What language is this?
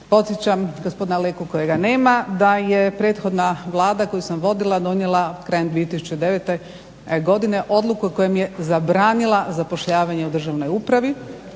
Croatian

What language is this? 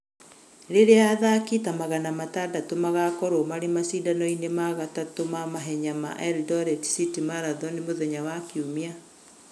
Kikuyu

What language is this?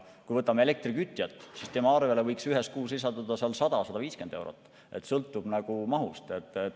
Estonian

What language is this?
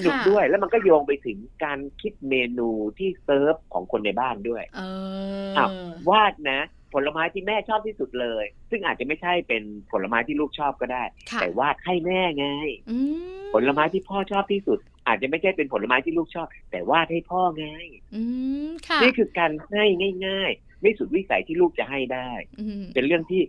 Thai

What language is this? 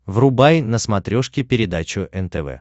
Russian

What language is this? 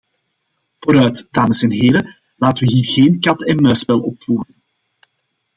Dutch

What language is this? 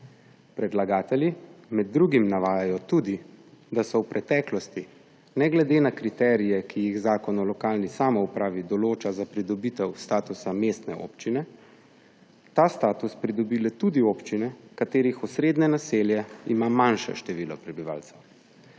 Slovenian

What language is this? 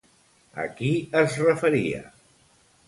Catalan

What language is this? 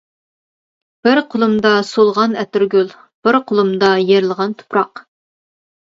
Uyghur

